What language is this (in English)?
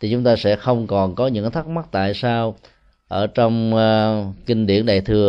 Vietnamese